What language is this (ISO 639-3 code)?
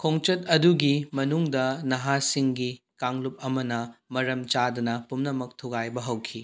mni